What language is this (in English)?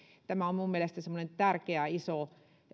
Finnish